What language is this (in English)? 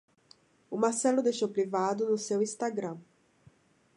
Portuguese